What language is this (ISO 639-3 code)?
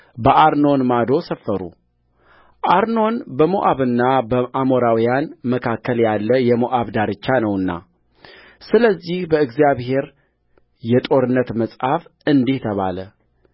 amh